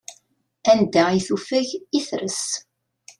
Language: Kabyle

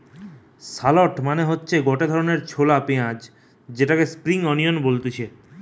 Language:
Bangla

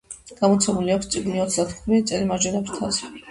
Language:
Georgian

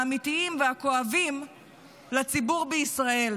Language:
Hebrew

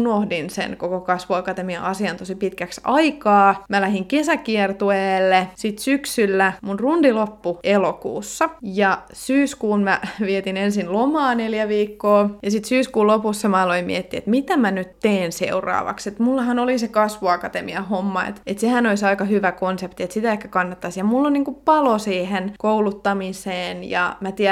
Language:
Finnish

